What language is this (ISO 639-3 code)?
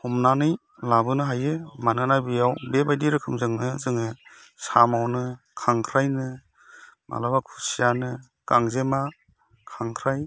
brx